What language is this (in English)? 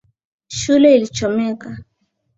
Swahili